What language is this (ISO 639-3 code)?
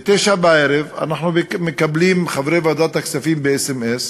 heb